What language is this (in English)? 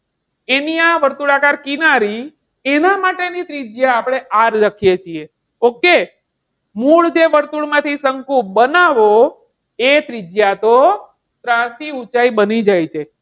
Gujarati